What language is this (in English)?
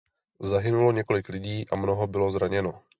Czech